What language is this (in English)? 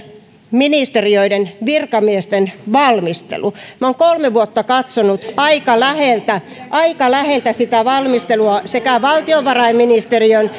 Finnish